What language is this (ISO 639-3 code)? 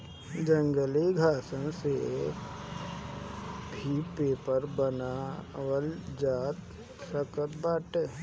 bho